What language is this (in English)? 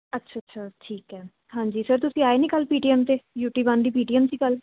Punjabi